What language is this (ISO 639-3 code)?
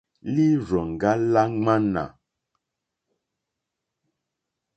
bri